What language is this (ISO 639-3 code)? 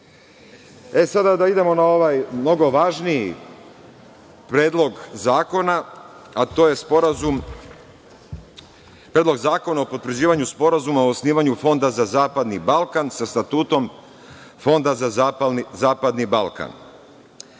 srp